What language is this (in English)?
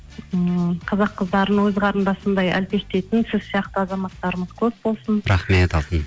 Kazakh